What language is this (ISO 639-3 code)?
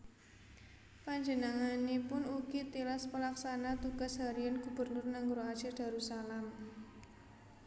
jav